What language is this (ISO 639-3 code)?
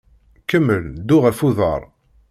kab